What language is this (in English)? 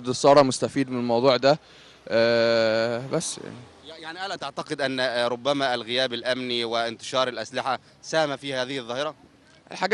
Arabic